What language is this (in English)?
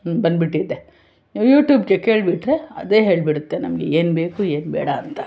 Kannada